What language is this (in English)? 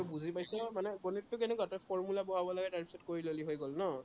Assamese